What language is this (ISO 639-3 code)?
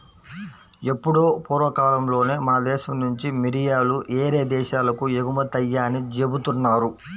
tel